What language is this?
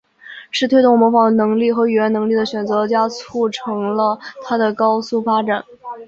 Chinese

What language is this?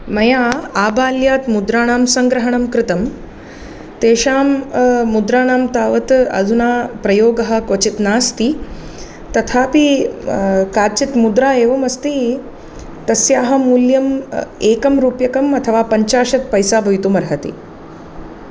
Sanskrit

